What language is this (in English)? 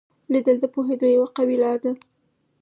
Pashto